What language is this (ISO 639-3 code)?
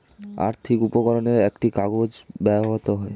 ben